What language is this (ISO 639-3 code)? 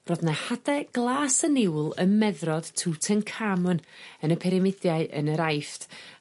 cym